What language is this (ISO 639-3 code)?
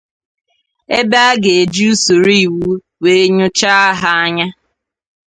ibo